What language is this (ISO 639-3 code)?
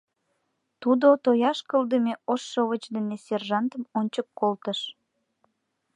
chm